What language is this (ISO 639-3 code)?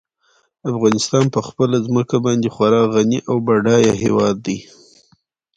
pus